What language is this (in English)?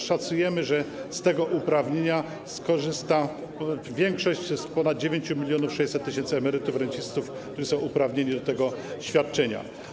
Polish